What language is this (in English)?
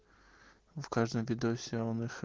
Russian